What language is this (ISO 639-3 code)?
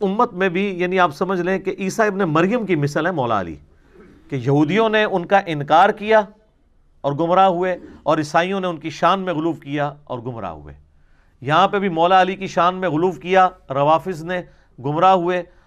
urd